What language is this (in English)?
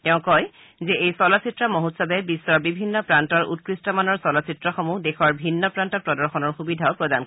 Assamese